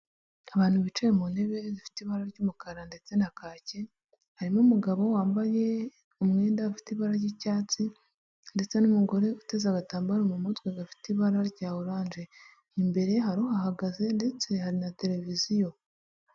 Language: Kinyarwanda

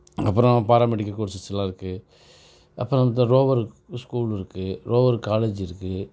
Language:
Tamil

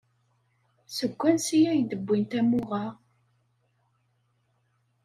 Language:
Kabyle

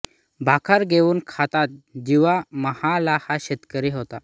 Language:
Marathi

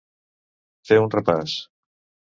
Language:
Catalan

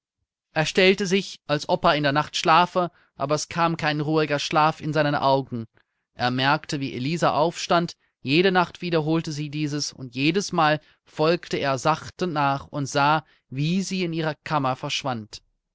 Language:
German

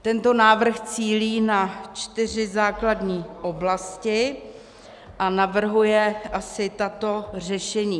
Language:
Czech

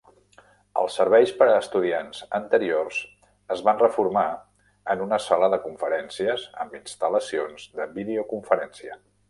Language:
Catalan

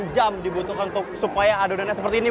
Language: Indonesian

